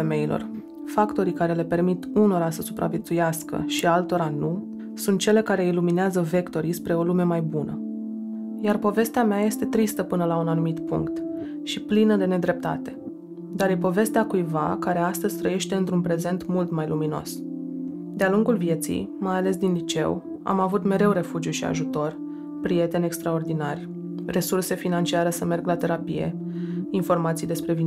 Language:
Romanian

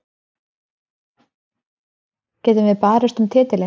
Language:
Icelandic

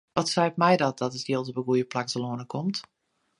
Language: Western Frisian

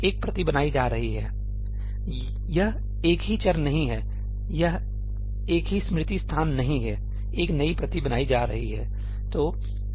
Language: Hindi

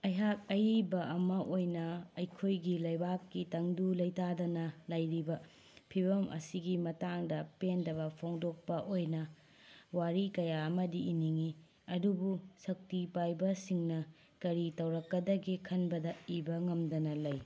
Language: Manipuri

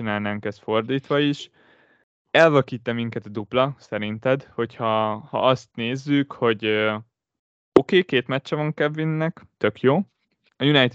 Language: Hungarian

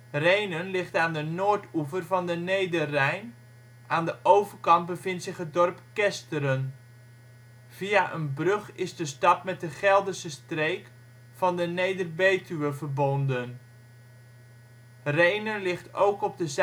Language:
Dutch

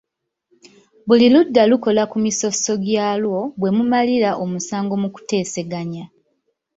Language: Ganda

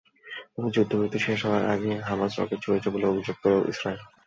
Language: Bangla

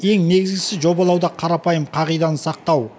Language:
Kazakh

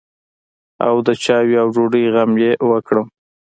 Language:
Pashto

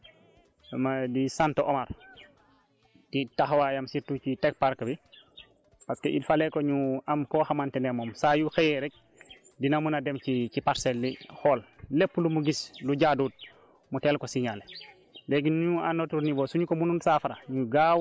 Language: Wolof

